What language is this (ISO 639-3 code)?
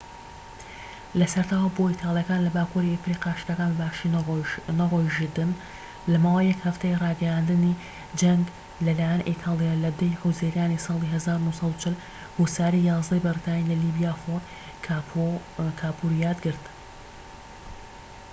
ckb